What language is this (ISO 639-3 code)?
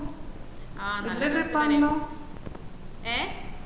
mal